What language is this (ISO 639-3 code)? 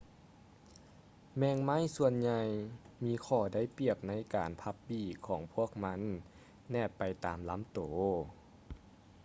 lao